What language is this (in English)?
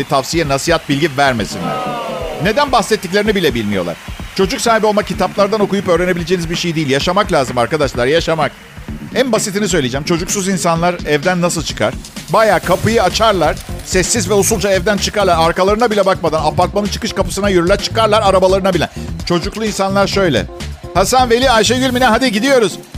Turkish